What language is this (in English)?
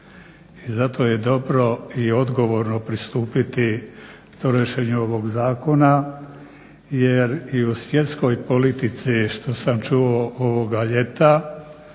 Croatian